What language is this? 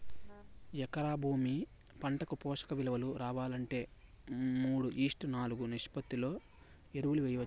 Telugu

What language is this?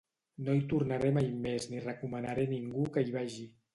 Catalan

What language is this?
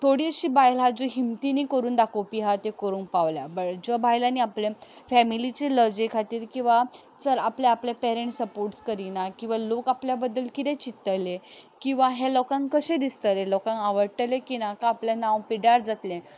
Konkani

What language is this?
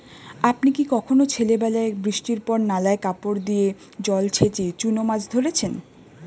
Bangla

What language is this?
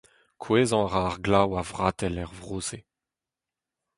Breton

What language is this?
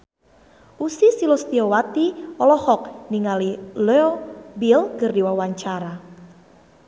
Sundanese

